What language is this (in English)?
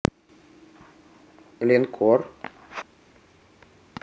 Russian